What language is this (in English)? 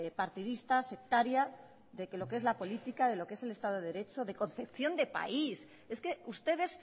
Spanish